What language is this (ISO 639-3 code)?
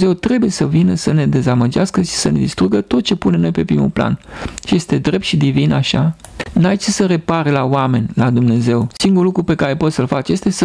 ron